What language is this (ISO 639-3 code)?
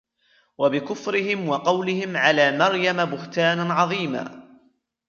ara